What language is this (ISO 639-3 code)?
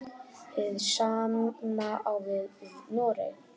isl